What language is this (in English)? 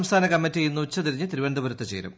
Malayalam